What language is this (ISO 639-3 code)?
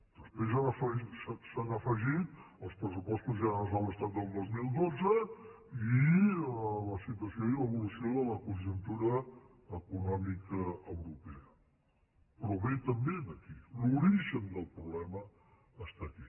cat